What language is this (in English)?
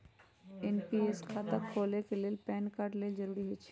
Magahi